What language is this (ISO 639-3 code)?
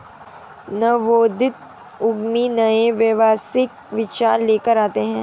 hin